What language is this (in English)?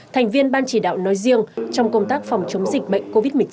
Vietnamese